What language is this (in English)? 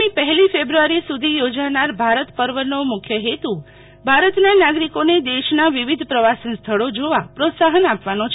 Gujarati